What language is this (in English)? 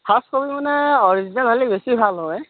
Assamese